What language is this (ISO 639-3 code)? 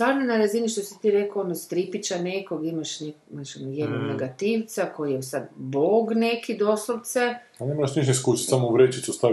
hrv